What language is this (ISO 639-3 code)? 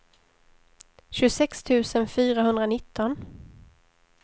swe